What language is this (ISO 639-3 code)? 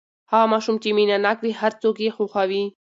pus